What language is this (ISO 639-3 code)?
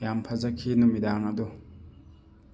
mni